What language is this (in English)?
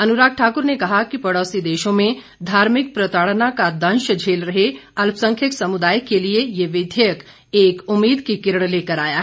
Hindi